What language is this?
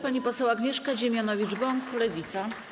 Polish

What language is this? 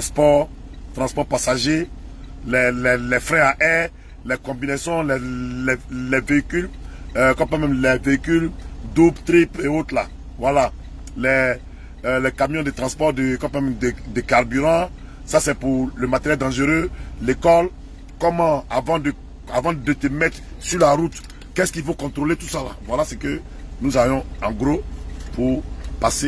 French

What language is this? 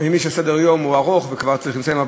Hebrew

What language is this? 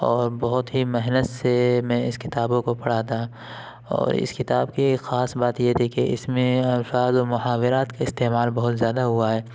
Urdu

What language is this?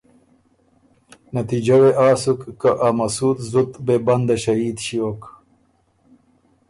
Ormuri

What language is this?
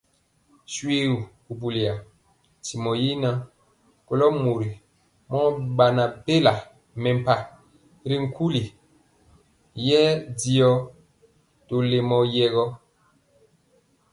Mpiemo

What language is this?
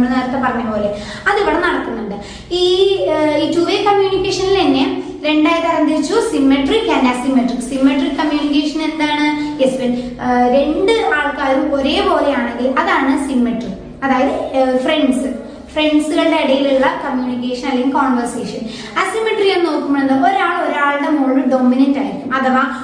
Malayalam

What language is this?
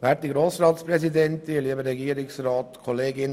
Swiss German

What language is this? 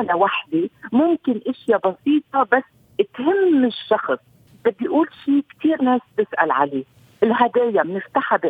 Arabic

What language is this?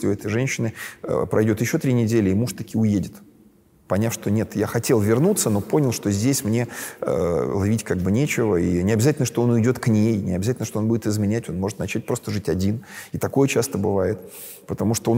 Russian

